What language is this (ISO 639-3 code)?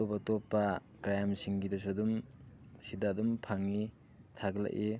mni